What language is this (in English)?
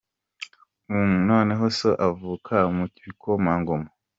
Kinyarwanda